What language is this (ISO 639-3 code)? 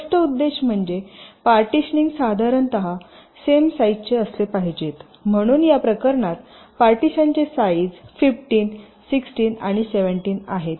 mar